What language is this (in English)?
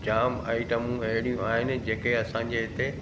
Sindhi